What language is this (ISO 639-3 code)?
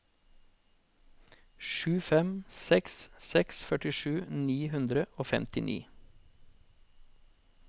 nor